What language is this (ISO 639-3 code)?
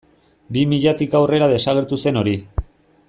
eus